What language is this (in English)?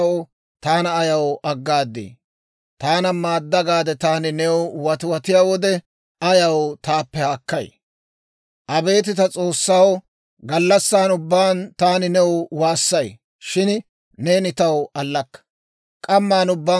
Dawro